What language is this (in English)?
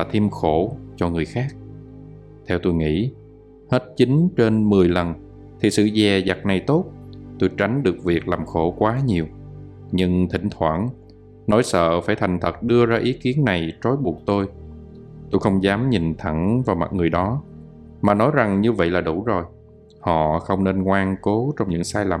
Vietnamese